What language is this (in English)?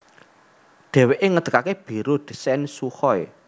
Javanese